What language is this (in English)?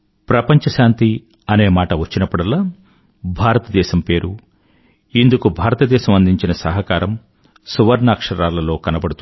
Telugu